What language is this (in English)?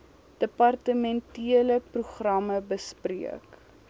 Afrikaans